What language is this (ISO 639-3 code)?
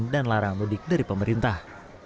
ind